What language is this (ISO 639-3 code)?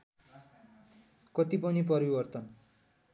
nep